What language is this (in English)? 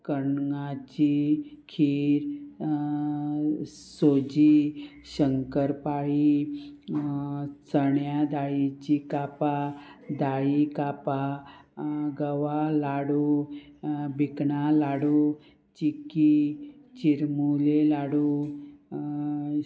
Konkani